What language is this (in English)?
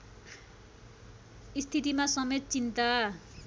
Nepali